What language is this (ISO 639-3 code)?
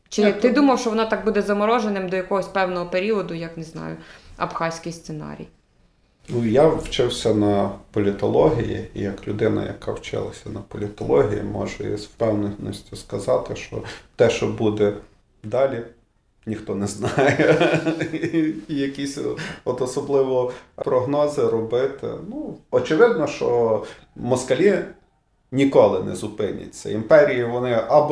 ukr